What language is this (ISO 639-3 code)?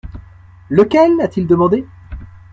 fra